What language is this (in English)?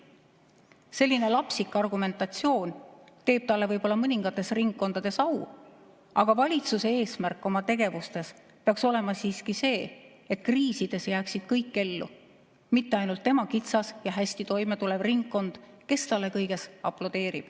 Estonian